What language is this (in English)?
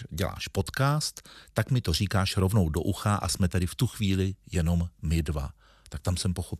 Czech